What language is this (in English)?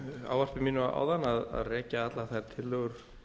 Icelandic